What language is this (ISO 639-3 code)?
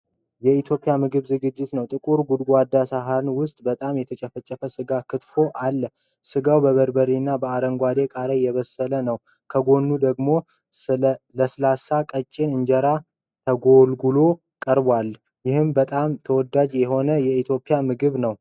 amh